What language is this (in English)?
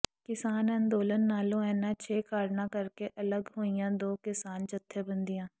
Punjabi